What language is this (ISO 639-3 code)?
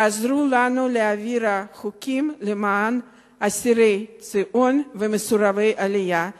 heb